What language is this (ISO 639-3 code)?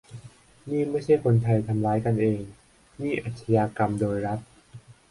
tha